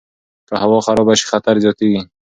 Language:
Pashto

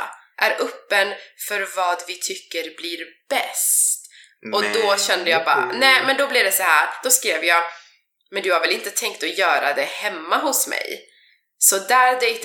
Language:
Swedish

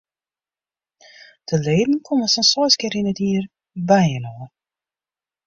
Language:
Western Frisian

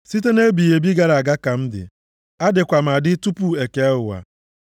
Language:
Igbo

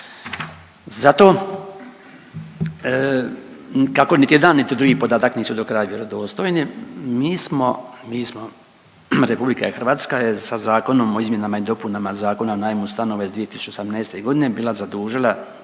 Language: Croatian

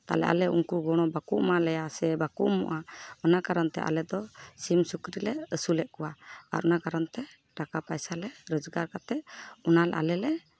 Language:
Santali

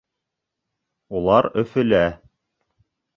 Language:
Bashkir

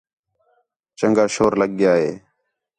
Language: Khetrani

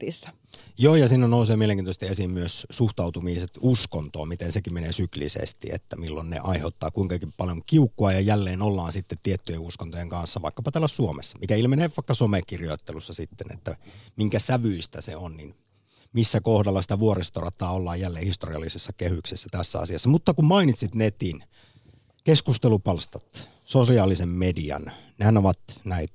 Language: Finnish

